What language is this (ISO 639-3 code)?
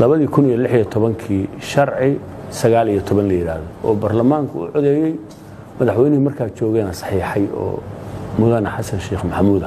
ara